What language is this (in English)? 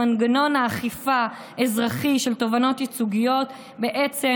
Hebrew